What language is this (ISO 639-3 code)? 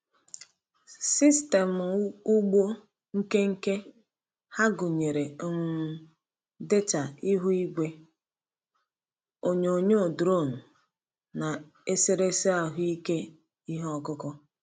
ibo